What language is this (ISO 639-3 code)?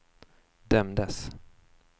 swe